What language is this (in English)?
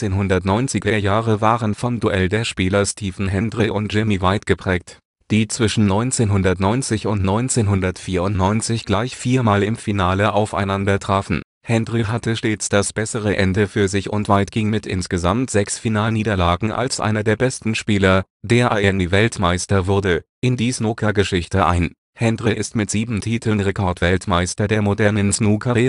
German